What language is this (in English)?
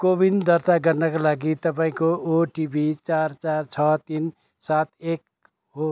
Nepali